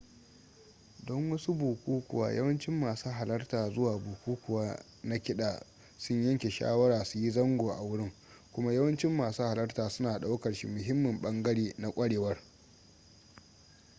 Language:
Hausa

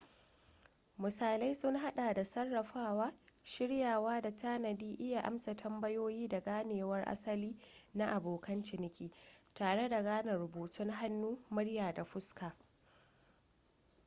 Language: Hausa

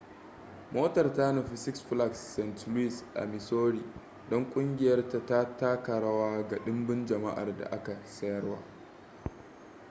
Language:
Hausa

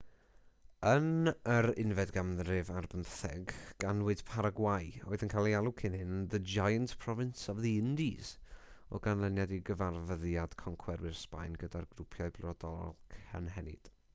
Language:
Welsh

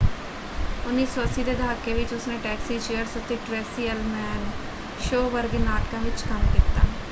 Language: Punjabi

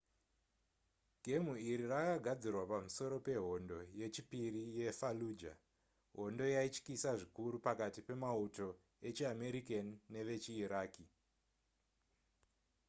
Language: Shona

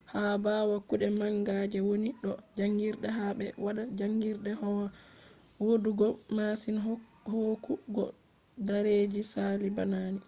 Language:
Fula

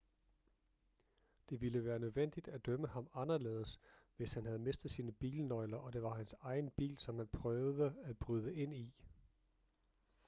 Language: Danish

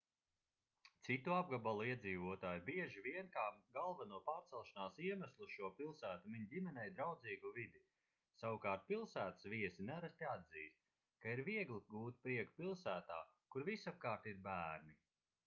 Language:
Latvian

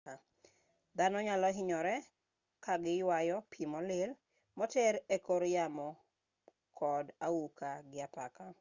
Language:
Luo (Kenya and Tanzania)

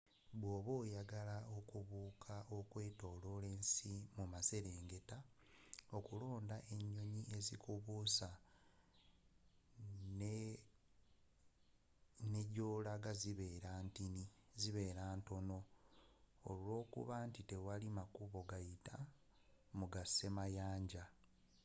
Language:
Ganda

